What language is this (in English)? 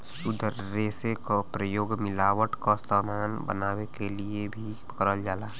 Bhojpuri